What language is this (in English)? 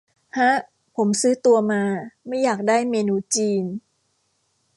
Thai